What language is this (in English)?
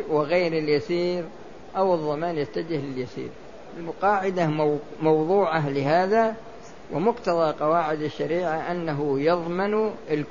Arabic